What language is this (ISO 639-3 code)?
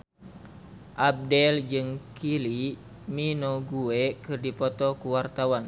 sun